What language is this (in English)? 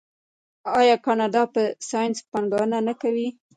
Pashto